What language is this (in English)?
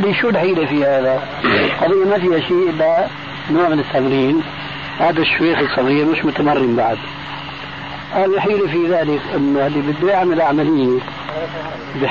Arabic